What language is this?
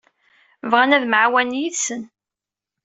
Kabyle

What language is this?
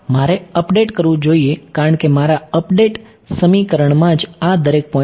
Gujarati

